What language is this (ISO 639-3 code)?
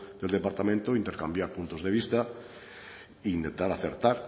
spa